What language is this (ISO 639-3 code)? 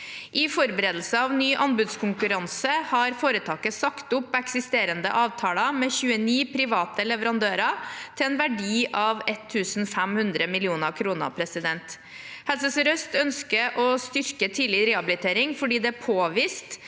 nor